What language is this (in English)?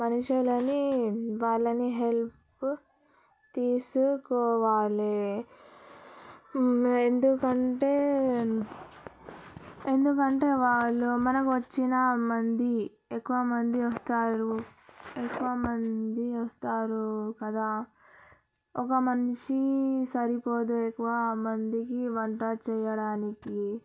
Telugu